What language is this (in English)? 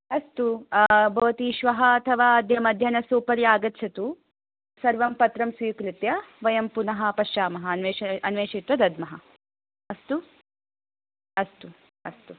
Sanskrit